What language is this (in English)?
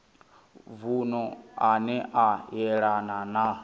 Venda